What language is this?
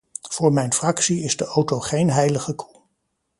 Dutch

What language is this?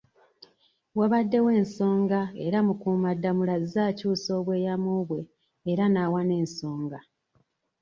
Ganda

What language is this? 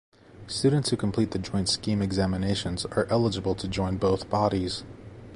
English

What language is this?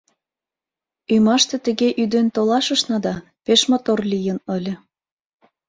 Mari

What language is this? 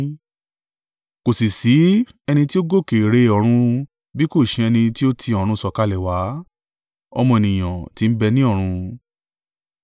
Yoruba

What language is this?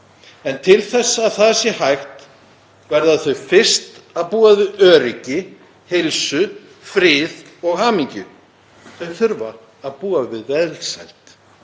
Icelandic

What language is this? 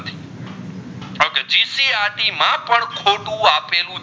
Gujarati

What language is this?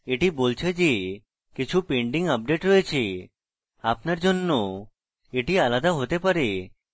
Bangla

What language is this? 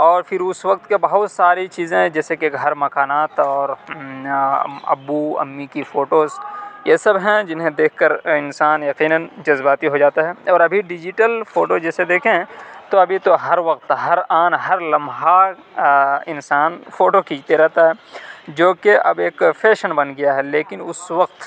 Urdu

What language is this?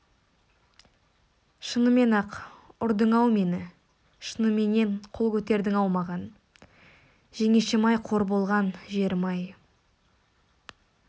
Kazakh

